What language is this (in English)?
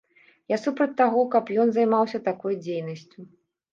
Belarusian